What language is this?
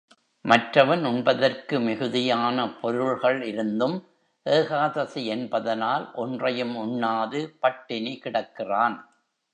Tamil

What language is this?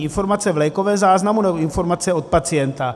Czech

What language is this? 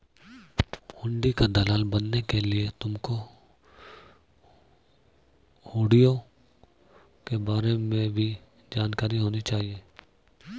Hindi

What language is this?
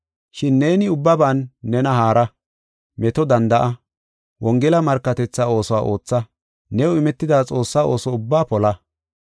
Gofa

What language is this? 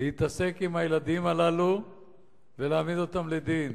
Hebrew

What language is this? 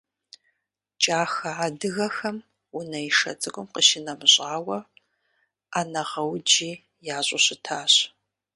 Kabardian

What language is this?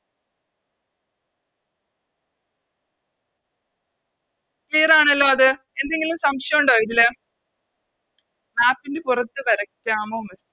Malayalam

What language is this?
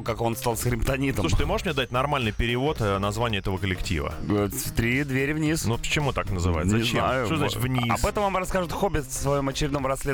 Russian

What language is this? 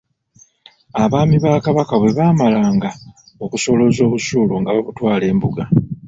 Ganda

